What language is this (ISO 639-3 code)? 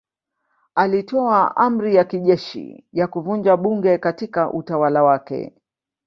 swa